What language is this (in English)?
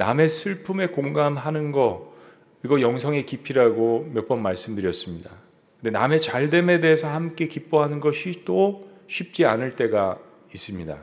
Korean